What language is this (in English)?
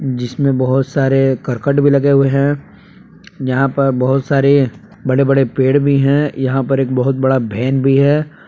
Hindi